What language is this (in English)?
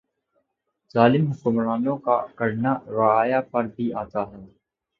Urdu